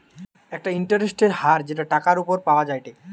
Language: Bangla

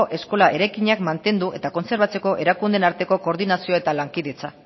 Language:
Basque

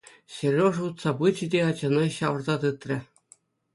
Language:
Chuvash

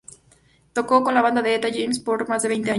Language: Spanish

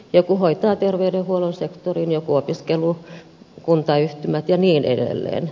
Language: Finnish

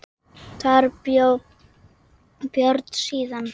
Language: Icelandic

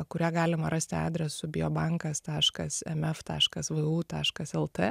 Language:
Lithuanian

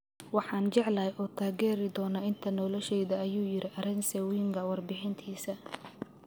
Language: Somali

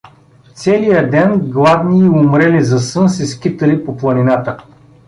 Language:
Bulgarian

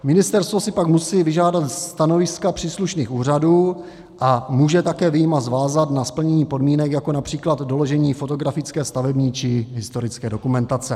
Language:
Czech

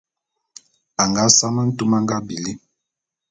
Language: Bulu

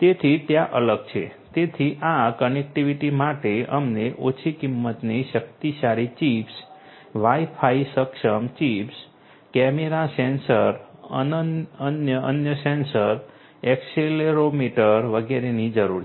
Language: Gujarati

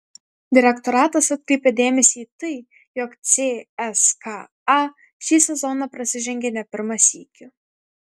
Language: Lithuanian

